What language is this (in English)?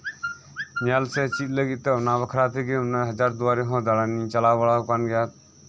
Santali